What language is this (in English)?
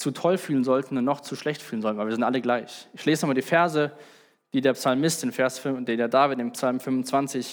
German